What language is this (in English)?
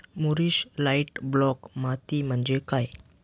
Marathi